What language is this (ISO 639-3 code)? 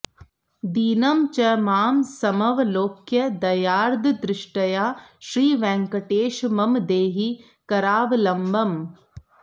san